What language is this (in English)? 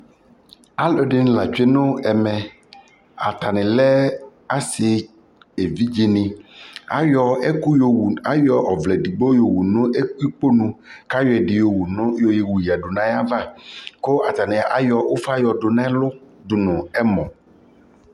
Ikposo